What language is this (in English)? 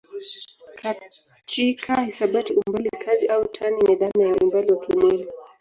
Swahili